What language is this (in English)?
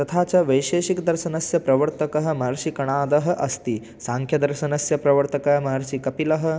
Sanskrit